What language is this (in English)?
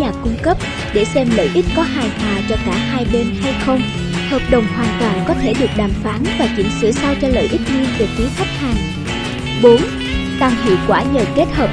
Vietnamese